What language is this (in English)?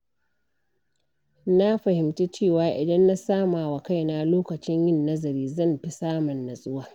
Hausa